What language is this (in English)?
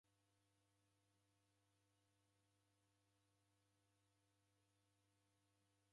Taita